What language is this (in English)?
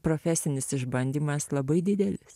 Lithuanian